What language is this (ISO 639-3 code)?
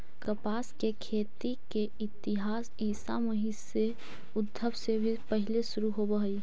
mag